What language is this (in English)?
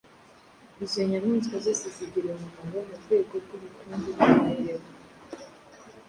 Kinyarwanda